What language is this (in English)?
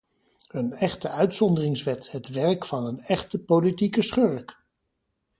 Dutch